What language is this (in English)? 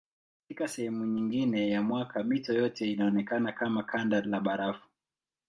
Swahili